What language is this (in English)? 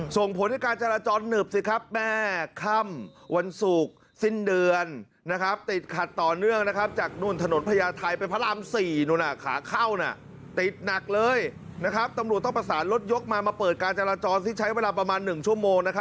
Thai